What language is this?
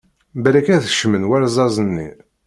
Kabyle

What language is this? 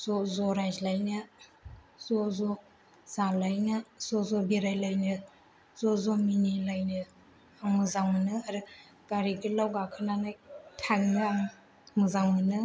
Bodo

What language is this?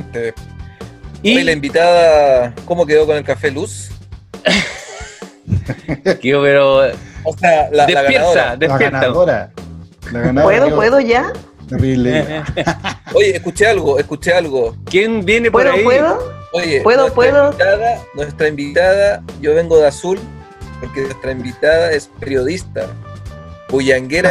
Spanish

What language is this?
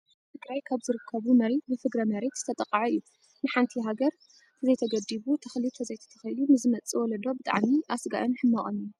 Tigrinya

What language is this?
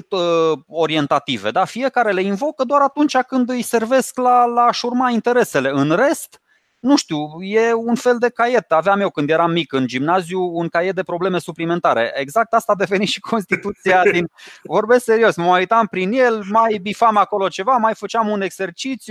Romanian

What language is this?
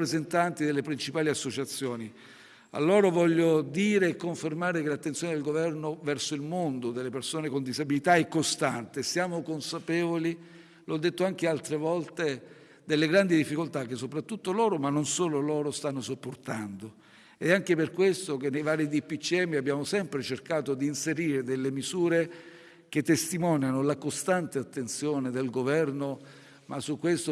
Italian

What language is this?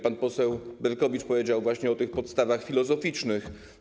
Polish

